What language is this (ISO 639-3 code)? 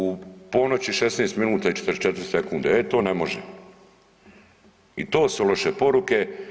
hrv